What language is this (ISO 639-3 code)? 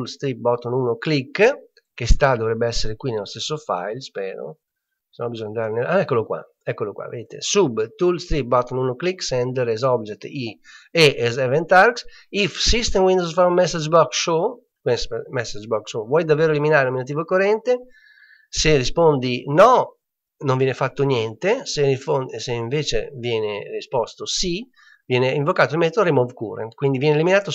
ita